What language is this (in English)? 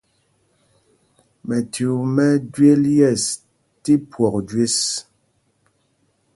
Mpumpong